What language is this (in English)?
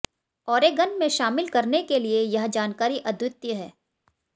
Hindi